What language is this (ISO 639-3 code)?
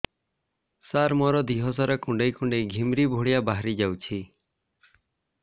ori